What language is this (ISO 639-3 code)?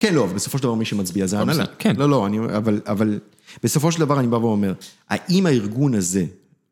heb